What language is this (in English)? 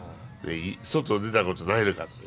Japanese